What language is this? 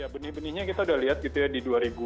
Indonesian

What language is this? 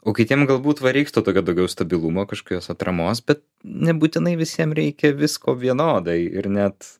Lithuanian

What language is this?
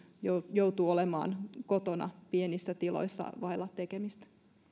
Finnish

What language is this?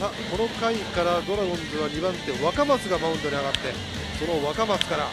Japanese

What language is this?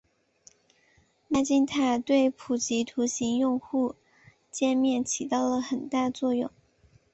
Chinese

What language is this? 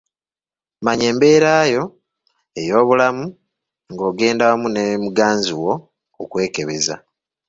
Ganda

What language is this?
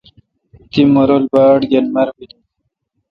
Kalkoti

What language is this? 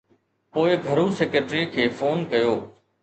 Sindhi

